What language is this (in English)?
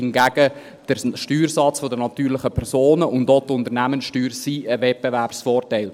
Swiss German